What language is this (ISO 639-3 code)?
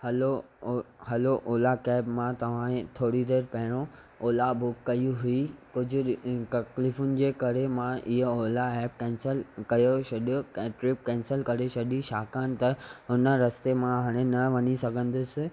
snd